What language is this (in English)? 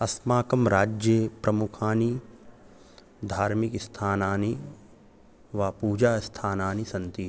Sanskrit